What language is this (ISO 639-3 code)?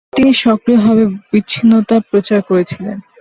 ben